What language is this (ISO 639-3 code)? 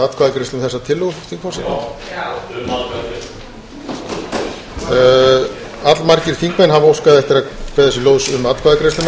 isl